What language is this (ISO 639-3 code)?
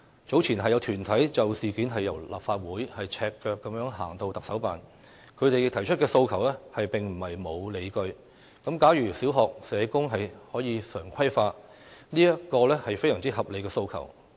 yue